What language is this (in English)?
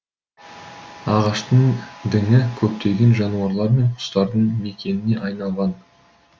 Kazakh